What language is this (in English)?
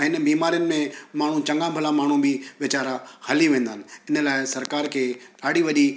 Sindhi